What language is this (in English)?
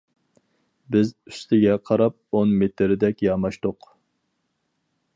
Uyghur